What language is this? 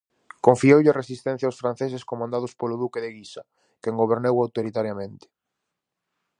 Galician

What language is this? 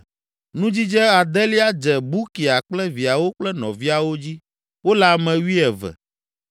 Ewe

